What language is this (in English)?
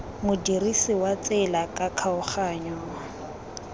Tswana